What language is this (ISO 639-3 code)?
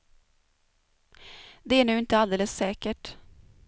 swe